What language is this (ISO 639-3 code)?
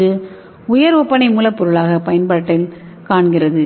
tam